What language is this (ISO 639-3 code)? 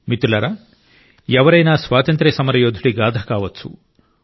tel